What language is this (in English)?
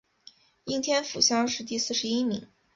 Chinese